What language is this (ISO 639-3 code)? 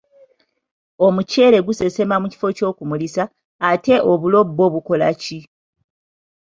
lug